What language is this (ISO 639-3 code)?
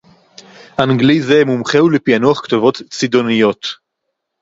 heb